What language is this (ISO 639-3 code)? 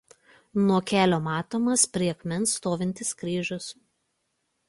lit